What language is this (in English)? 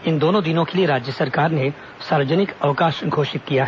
Hindi